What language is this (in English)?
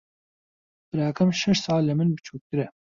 Central Kurdish